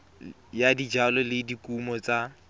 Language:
Tswana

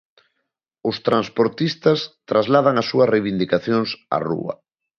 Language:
Galician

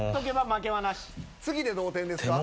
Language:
Japanese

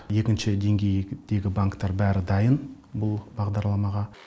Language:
Kazakh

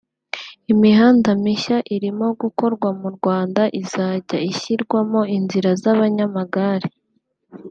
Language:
Kinyarwanda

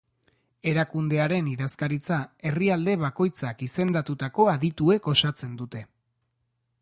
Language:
Basque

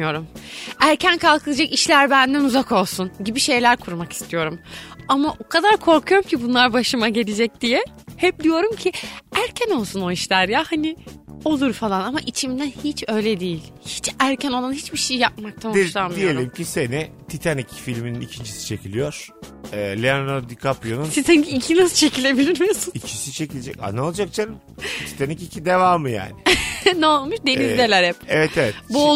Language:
Turkish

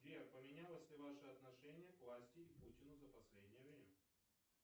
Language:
Russian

